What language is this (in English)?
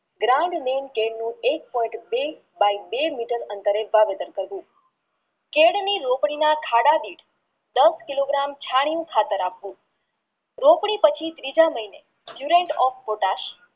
Gujarati